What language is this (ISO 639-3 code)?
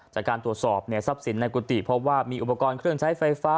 tha